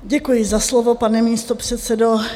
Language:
Czech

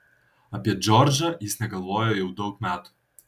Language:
Lithuanian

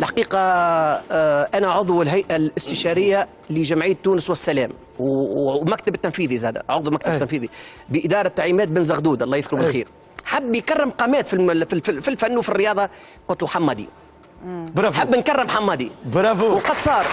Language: Arabic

